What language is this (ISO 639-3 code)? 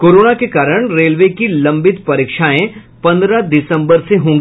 hin